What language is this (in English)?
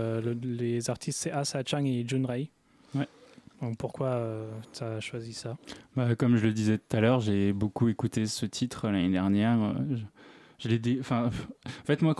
French